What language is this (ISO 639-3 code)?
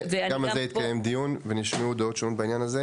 heb